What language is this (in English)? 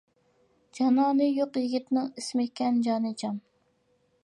Uyghur